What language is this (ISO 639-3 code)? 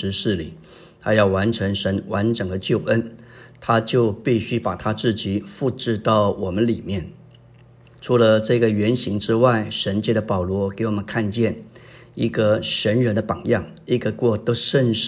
zho